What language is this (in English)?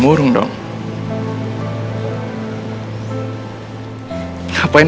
Indonesian